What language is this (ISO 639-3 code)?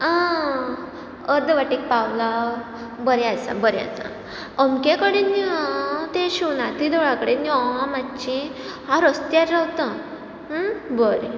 kok